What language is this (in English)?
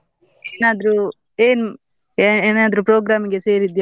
Kannada